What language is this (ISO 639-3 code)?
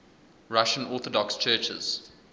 eng